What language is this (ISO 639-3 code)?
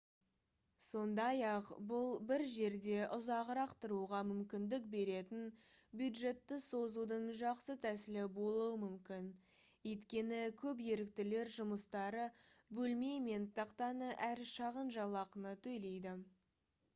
kaz